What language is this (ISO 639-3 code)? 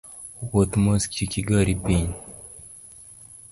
luo